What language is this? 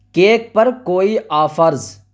Urdu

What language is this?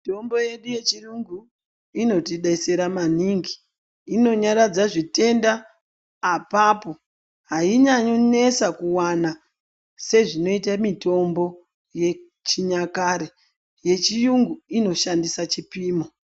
Ndau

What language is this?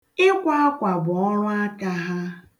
Igbo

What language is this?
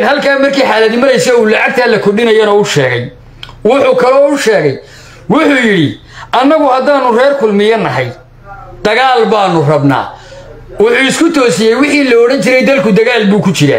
Arabic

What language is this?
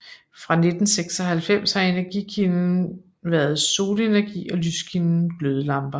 Danish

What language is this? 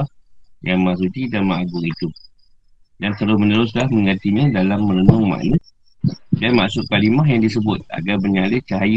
Malay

